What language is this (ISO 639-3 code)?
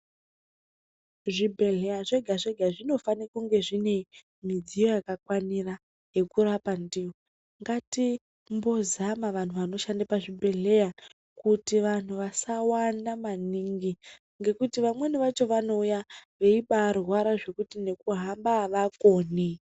ndc